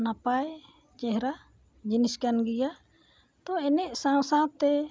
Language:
Santali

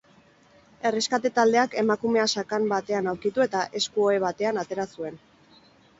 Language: Basque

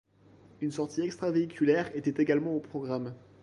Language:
French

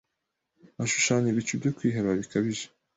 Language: Kinyarwanda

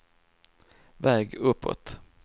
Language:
Swedish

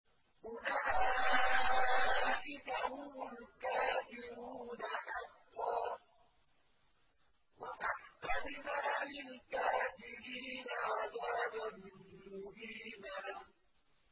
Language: Arabic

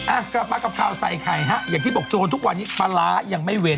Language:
Thai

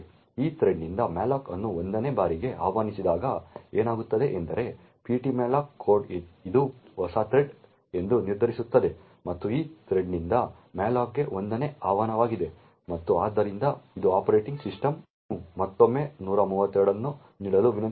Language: Kannada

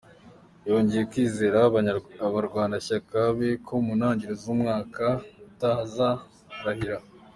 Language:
Kinyarwanda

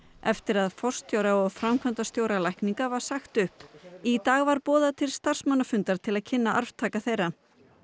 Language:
Icelandic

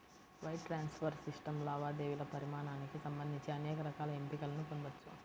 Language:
Telugu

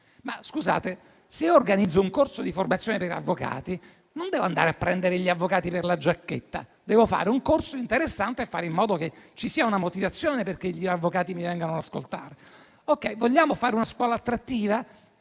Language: Italian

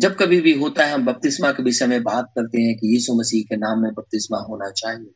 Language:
Hindi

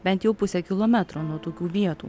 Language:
Lithuanian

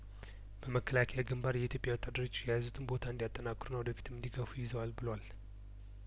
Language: Amharic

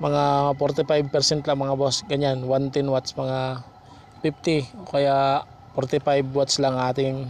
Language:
Filipino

